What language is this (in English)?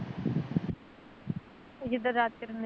Punjabi